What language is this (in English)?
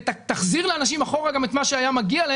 Hebrew